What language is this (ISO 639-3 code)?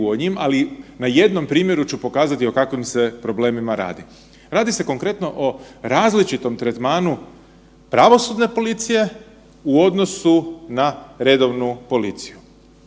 hrv